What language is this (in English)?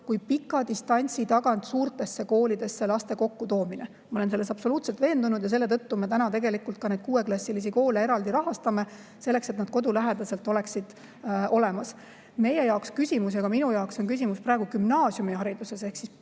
Estonian